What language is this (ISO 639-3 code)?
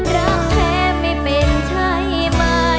tha